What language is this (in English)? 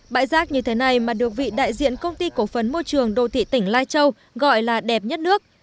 Vietnamese